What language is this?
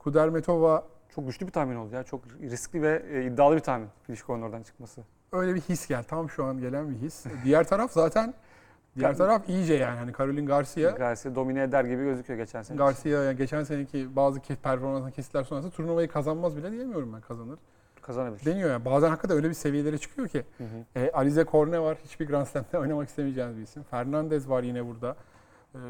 Turkish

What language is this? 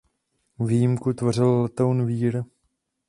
Czech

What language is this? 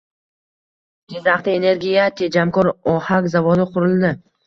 Uzbek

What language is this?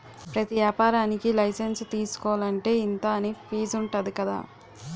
Telugu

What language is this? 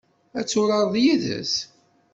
Kabyle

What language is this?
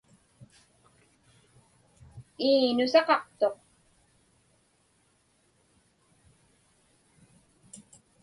Inupiaq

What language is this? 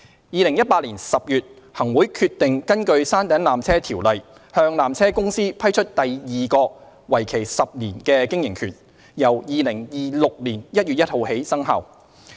Cantonese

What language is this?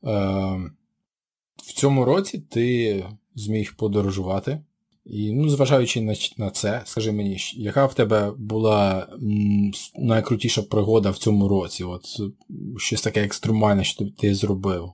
Ukrainian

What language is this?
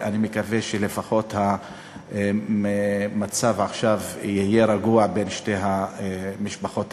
Hebrew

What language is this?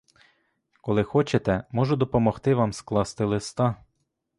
Ukrainian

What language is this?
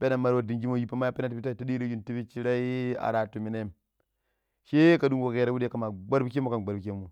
Pero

